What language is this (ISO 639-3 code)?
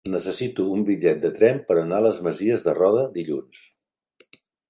cat